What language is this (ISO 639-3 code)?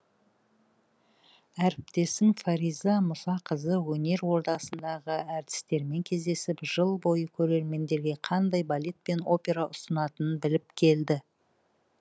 kaz